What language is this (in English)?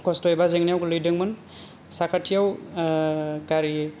Bodo